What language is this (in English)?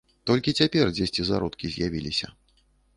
Belarusian